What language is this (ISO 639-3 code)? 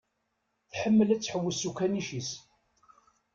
kab